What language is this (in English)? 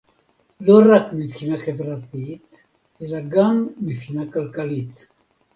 Hebrew